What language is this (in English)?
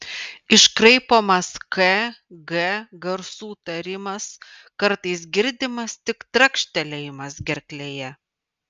Lithuanian